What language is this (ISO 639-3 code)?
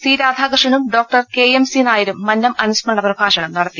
mal